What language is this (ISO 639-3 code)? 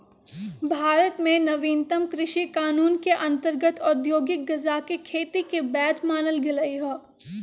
mag